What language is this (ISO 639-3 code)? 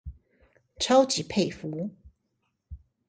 zho